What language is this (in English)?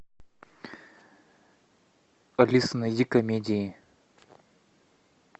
Russian